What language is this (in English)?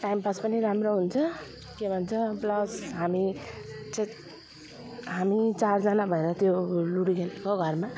Nepali